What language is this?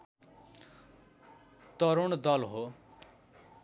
Nepali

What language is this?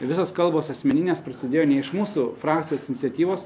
Lithuanian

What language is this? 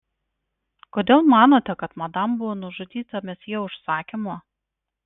Lithuanian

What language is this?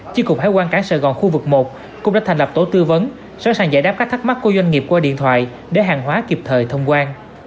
Vietnamese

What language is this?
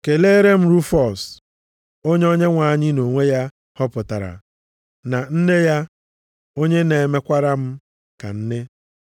Igbo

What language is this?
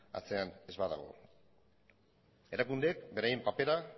Basque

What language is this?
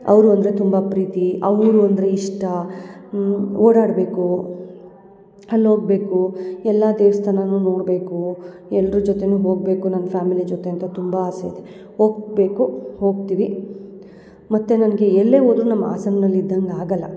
Kannada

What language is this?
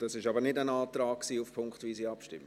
Swiss German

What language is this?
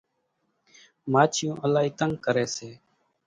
Kachi Koli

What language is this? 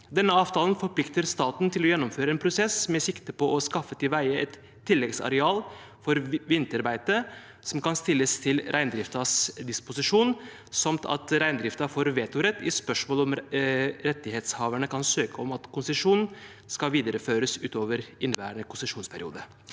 Norwegian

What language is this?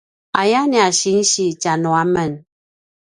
Paiwan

